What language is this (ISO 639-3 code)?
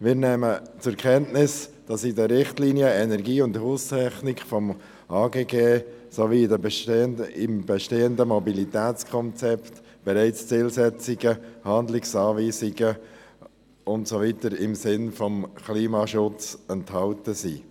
gsw